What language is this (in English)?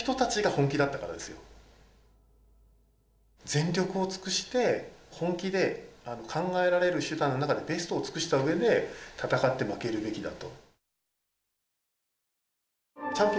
Japanese